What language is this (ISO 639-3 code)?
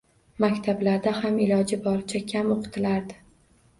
uzb